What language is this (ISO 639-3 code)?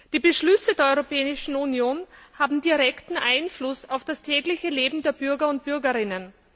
deu